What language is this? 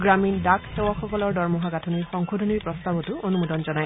Assamese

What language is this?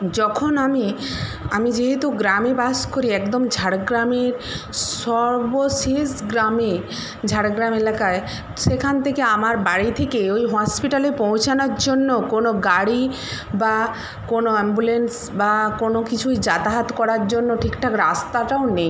Bangla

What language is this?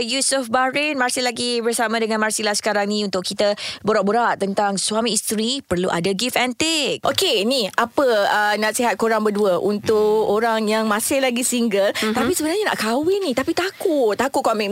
Malay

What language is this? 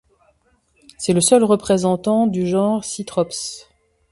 French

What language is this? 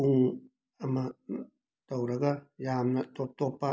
Manipuri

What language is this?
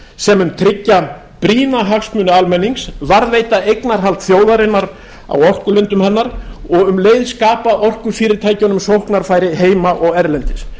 Icelandic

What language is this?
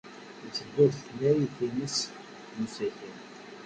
Kabyle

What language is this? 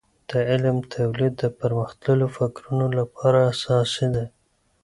Pashto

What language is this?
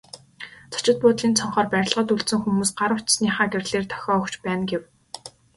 Mongolian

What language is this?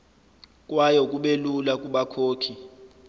Zulu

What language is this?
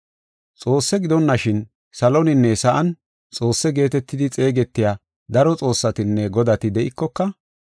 Gofa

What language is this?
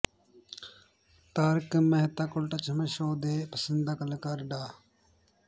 Punjabi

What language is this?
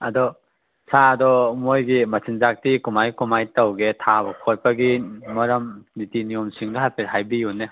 Manipuri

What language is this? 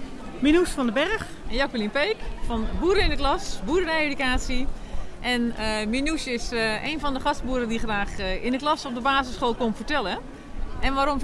Dutch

